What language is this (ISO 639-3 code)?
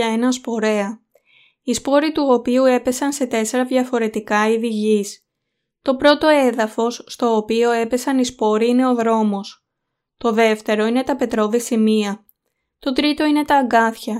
ell